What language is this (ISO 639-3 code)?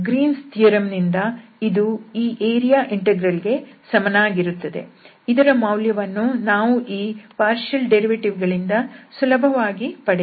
kan